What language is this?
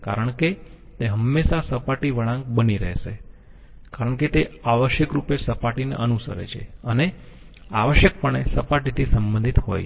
Gujarati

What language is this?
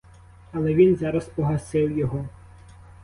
Ukrainian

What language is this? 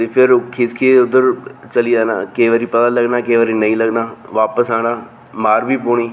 Dogri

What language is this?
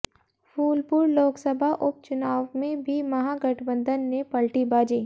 Hindi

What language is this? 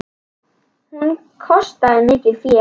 Icelandic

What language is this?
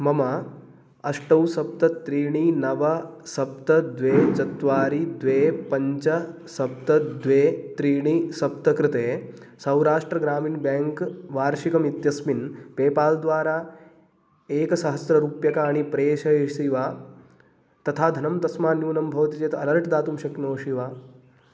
Sanskrit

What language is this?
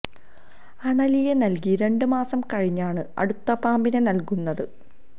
Malayalam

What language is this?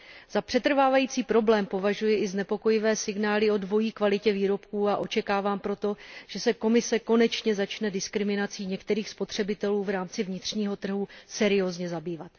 Czech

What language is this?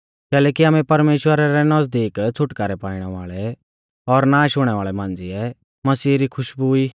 Mahasu Pahari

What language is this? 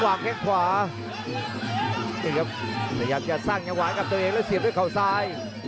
Thai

